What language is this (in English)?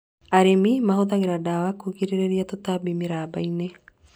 Kikuyu